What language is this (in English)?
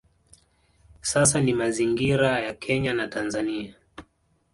Swahili